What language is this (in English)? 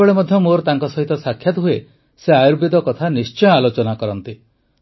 Odia